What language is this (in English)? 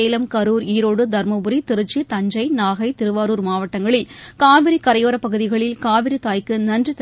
Tamil